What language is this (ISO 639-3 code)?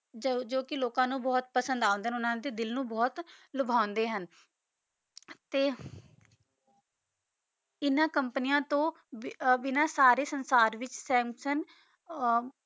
pan